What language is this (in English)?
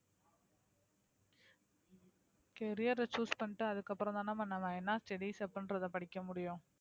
Tamil